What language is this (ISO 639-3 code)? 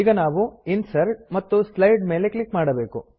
kan